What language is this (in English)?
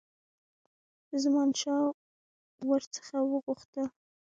Pashto